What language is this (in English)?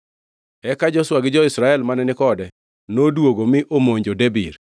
Luo (Kenya and Tanzania)